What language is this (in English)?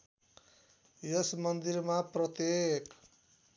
Nepali